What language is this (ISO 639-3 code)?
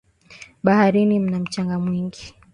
swa